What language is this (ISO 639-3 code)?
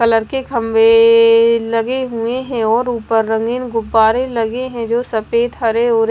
hin